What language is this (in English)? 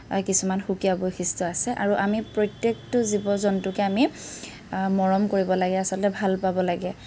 Assamese